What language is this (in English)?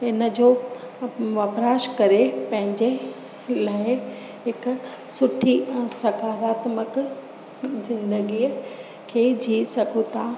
Sindhi